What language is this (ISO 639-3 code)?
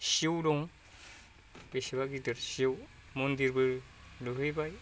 brx